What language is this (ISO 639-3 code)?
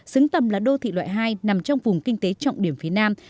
vie